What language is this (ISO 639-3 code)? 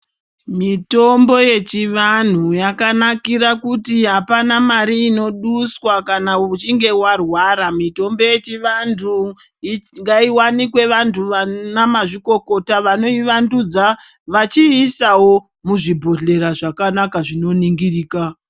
ndc